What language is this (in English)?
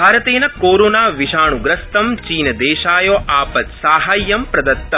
Sanskrit